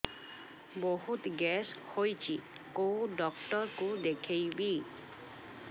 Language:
Odia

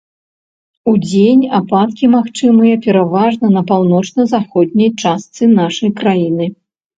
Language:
Belarusian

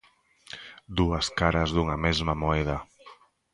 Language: Galician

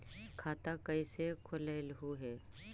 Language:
Magahi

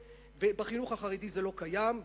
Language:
Hebrew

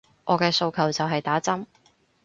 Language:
Cantonese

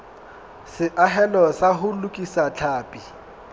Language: Southern Sotho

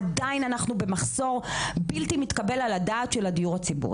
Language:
Hebrew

